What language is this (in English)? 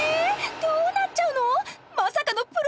Japanese